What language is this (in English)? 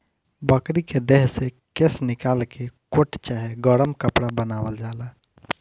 Bhojpuri